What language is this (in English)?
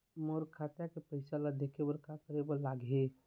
Chhattisgarhi